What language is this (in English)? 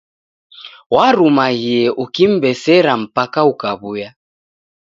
Taita